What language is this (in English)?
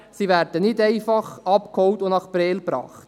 Swiss German